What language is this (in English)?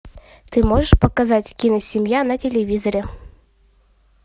Russian